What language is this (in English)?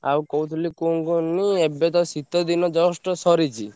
Odia